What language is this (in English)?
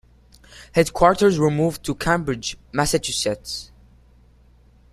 English